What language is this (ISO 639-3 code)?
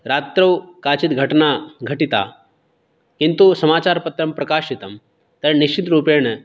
san